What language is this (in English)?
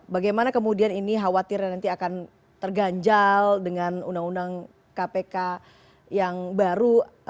Indonesian